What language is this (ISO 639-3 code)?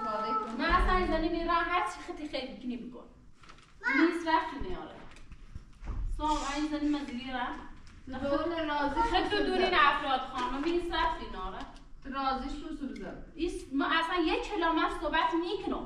fas